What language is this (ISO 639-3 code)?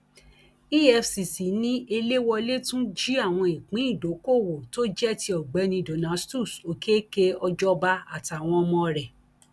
yor